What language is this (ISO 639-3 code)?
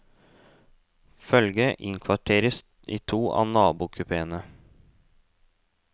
nor